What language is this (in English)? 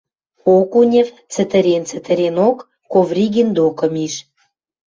Western Mari